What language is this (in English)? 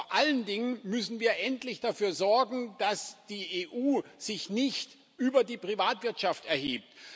German